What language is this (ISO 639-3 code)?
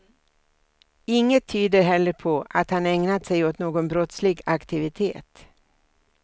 swe